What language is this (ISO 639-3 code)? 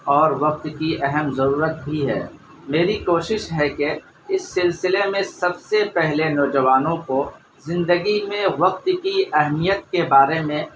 urd